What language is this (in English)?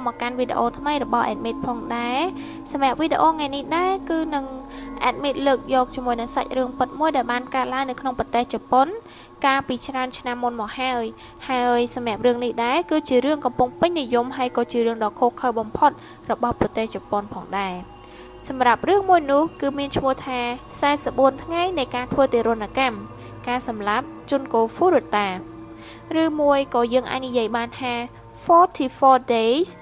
Thai